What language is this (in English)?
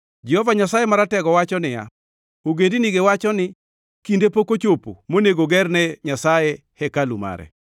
Luo (Kenya and Tanzania)